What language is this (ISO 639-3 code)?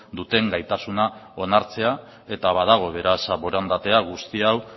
eus